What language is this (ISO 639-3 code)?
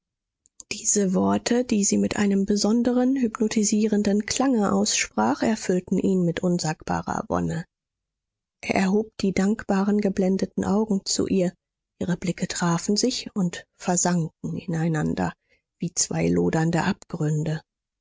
deu